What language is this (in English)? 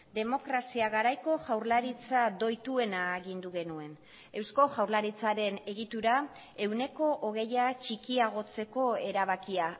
Basque